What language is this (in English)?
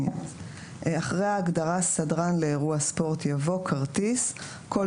Hebrew